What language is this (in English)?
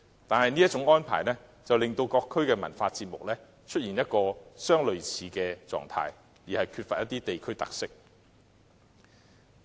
Cantonese